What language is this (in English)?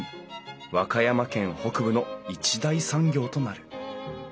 Japanese